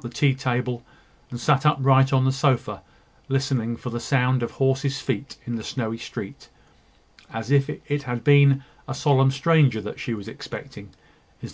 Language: English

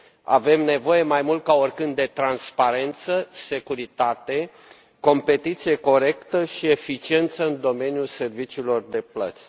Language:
Romanian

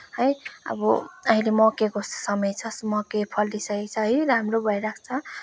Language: Nepali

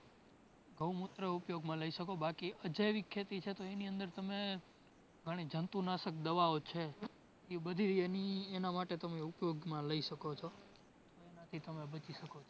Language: Gujarati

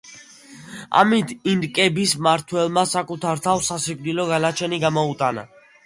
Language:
Georgian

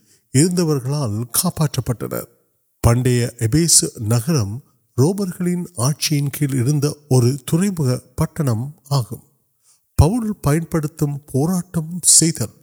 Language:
Urdu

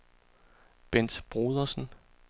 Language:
Danish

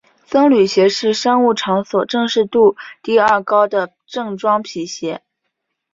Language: Chinese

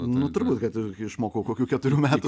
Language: Lithuanian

